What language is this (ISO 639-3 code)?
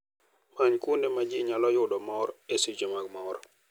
luo